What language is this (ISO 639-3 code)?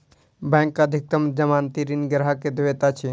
mai